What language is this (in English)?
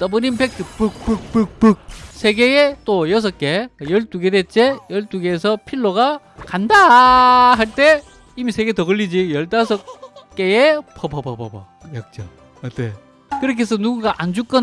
Korean